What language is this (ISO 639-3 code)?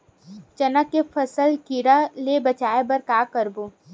hne